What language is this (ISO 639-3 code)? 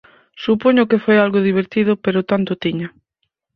glg